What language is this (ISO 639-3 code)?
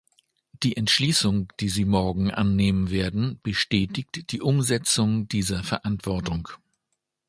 deu